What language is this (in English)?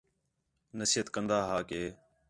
Khetrani